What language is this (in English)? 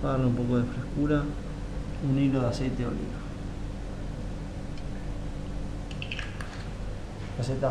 Spanish